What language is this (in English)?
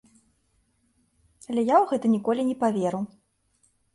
Belarusian